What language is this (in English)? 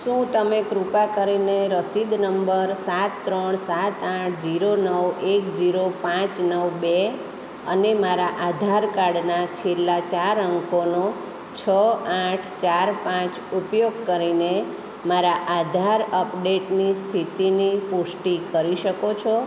Gujarati